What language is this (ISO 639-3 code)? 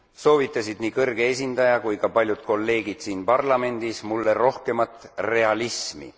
est